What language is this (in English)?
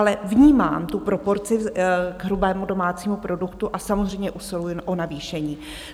Czech